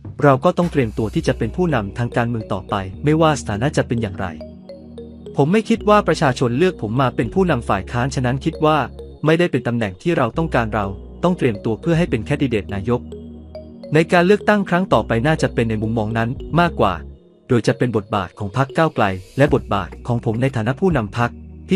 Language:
Thai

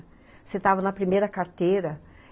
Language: Portuguese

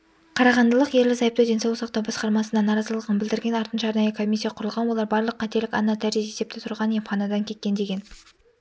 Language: Kazakh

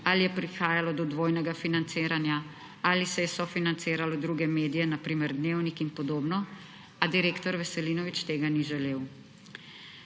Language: Slovenian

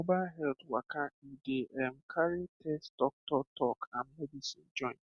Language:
Nigerian Pidgin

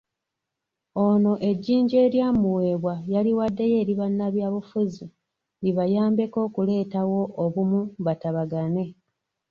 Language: Ganda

